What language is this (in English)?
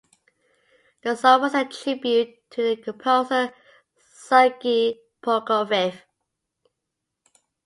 English